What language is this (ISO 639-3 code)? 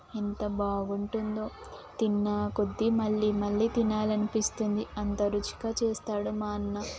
tel